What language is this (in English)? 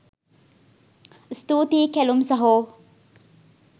Sinhala